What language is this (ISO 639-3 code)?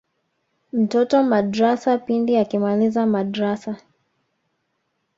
swa